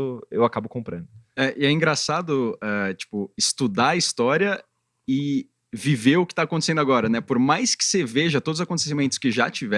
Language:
Portuguese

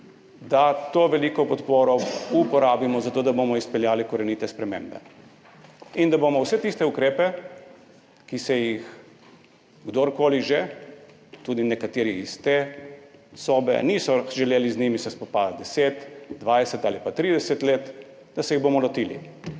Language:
Slovenian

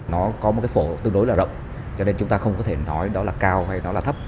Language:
Vietnamese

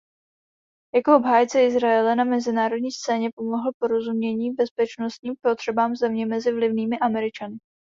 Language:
Czech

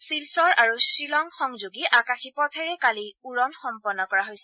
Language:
Assamese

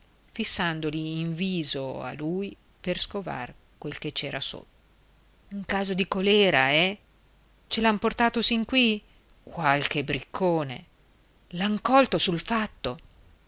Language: Italian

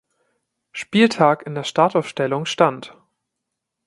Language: German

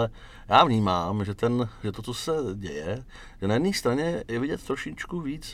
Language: Czech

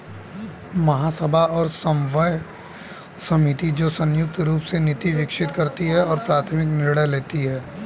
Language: Hindi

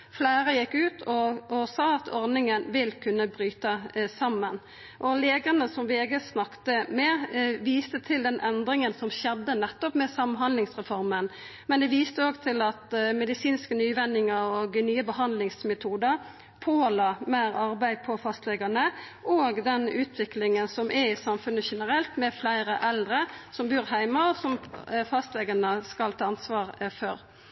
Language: Norwegian Nynorsk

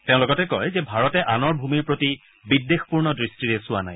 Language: Assamese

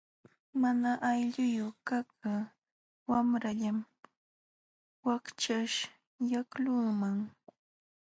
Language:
Jauja Wanca Quechua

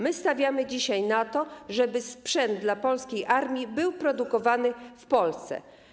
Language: Polish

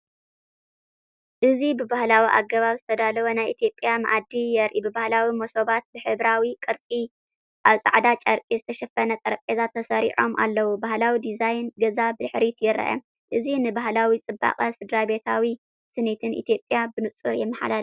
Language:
Tigrinya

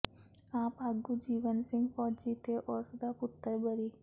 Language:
Punjabi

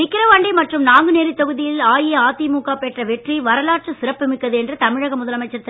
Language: Tamil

